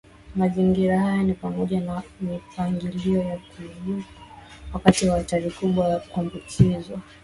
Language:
Swahili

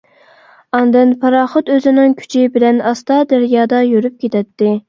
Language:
Uyghur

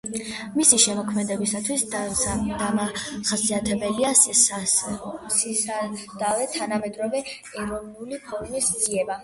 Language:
Georgian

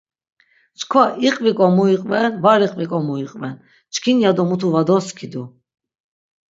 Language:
Laz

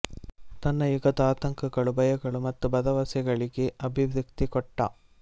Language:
Kannada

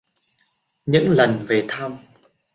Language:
Vietnamese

